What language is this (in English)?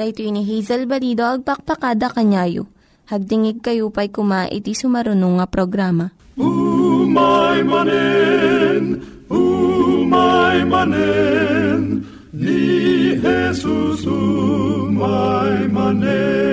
Filipino